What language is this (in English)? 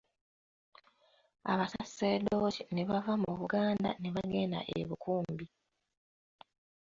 Ganda